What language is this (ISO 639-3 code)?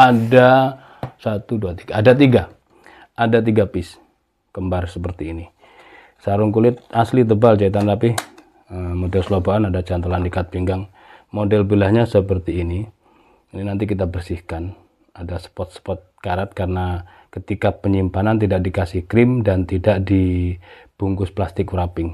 ind